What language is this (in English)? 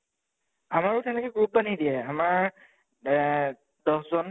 Assamese